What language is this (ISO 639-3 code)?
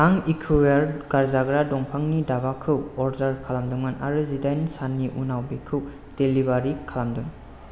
brx